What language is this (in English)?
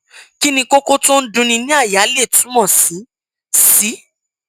Yoruba